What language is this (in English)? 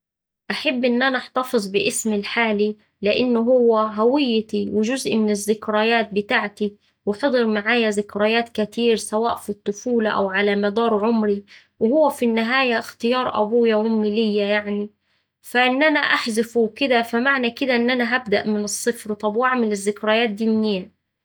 Saidi Arabic